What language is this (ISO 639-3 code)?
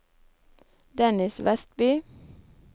nor